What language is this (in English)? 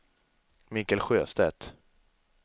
Swedish